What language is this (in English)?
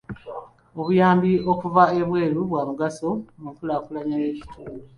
Ganda